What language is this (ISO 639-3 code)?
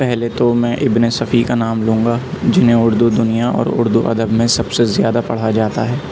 urd